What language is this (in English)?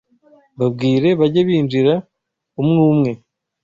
Kinyarwanda